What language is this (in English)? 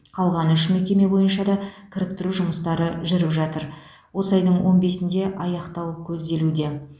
Kazakh